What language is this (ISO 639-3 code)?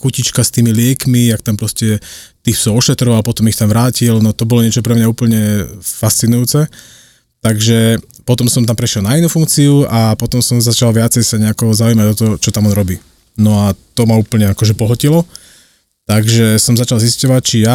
slk